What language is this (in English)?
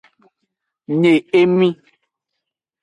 Aja (Benin)